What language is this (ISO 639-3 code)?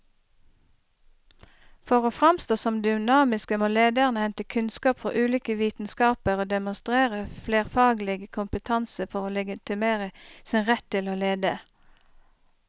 nor